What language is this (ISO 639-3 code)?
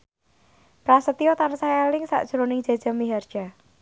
jav